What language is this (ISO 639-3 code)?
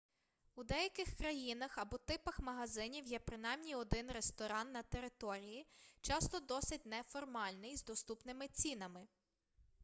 ukr